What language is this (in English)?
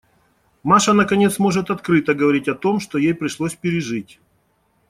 Russian